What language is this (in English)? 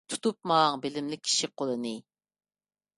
Uyghur